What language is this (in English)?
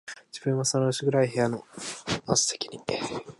Japanese